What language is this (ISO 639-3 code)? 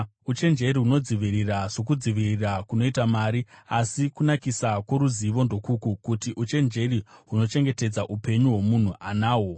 sna